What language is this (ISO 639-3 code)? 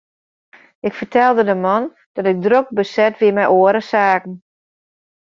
fry